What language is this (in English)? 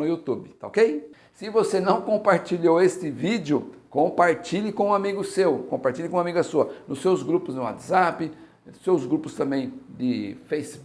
Portuguese